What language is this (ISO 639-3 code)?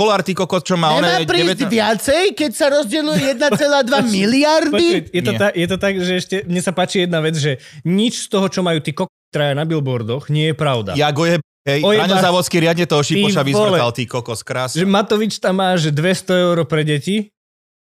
slk